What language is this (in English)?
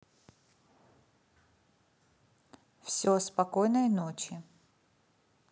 Russian